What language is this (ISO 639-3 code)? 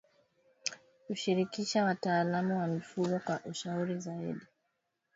swa